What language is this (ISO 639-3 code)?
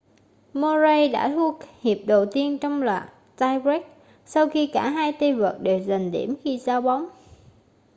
vie